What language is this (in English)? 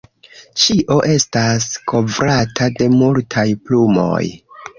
Esperanto